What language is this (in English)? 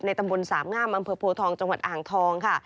Thai